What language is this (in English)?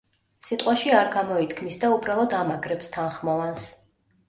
Georgian